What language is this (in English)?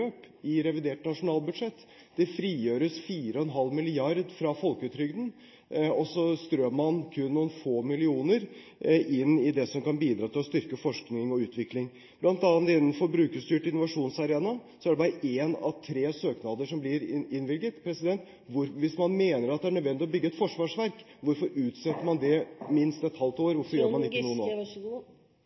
Norwegian Bokmål